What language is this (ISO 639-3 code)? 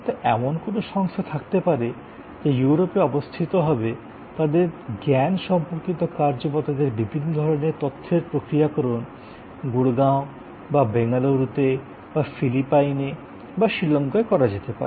ben